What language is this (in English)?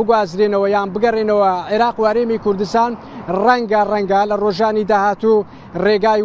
Persian